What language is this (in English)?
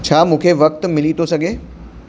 Sindhi